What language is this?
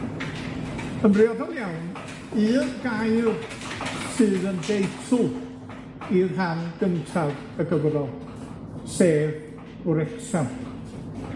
Welsh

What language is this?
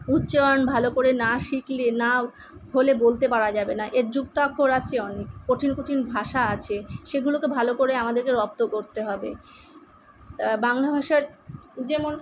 Bangla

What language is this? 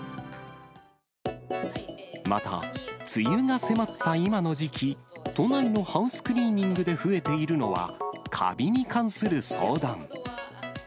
Japanese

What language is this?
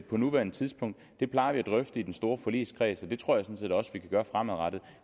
Danish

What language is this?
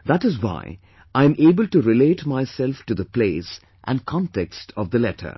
English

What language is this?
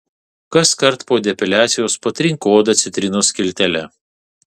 Lithuanian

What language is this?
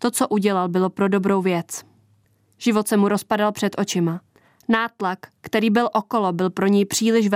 Czech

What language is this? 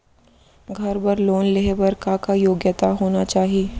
Chhattisgarhi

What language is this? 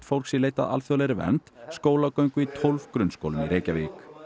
Icelandic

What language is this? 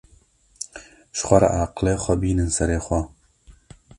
Kurdish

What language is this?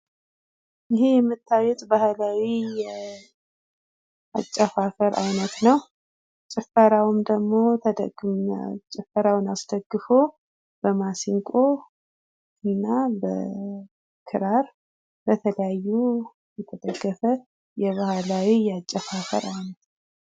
Amharic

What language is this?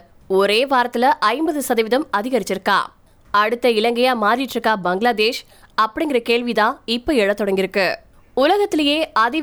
Tamil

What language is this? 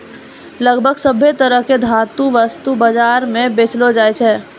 Maithili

